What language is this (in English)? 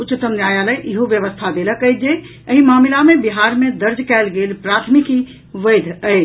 Maithili